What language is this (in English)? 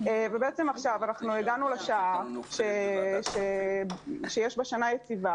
Hebrew